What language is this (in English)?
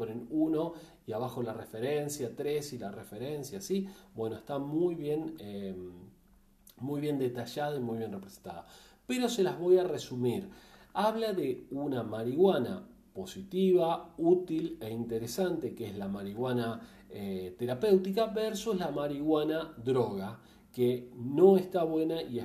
Spanish